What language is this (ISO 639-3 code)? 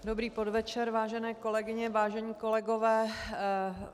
ces